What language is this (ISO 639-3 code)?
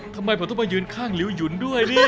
tha